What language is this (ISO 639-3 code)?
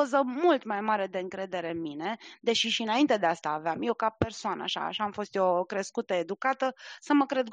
ron